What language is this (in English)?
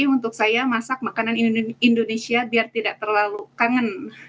Indonesian